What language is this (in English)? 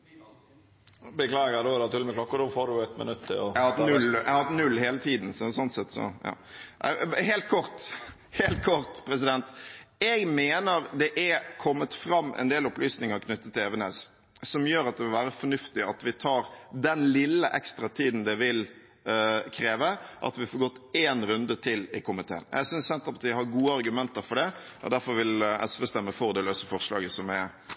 Norwegian